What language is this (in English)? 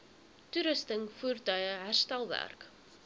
Afrikaans